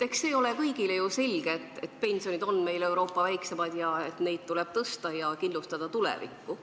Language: Estonian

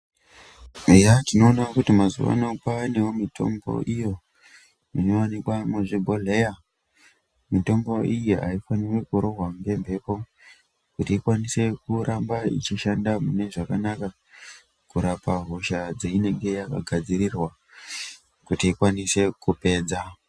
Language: Ndau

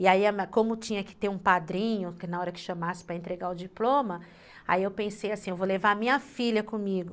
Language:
Portuguese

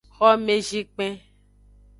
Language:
Aja (Benin)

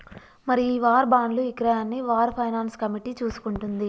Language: Telugu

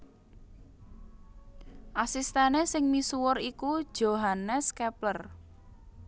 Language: Javanese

